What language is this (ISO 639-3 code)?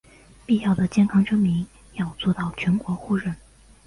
zho